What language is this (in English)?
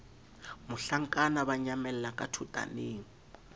Southern Sotho